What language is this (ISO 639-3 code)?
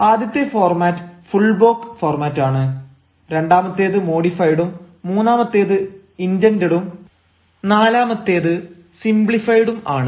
mal